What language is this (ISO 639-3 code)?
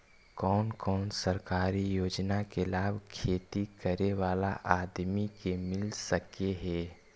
mag